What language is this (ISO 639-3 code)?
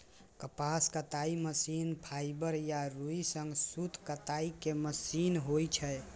mai